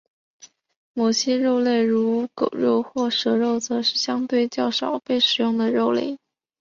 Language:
Chinese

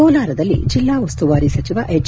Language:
Kannada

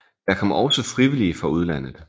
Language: Danish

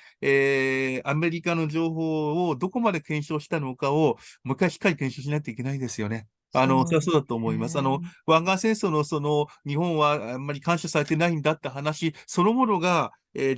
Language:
Japanese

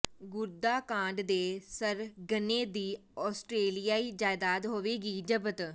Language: Punjabi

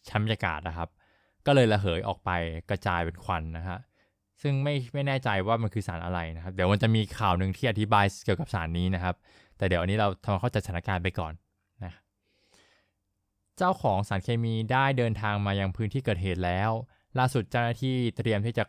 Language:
Thai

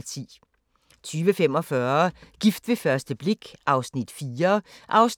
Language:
Danish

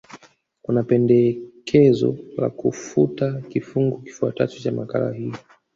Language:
Swahili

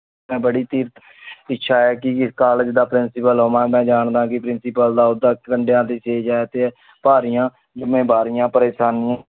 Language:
Punjabi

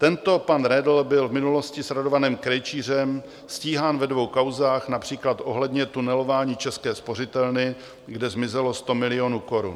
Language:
Czech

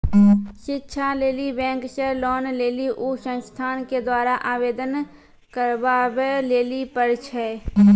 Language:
Maithili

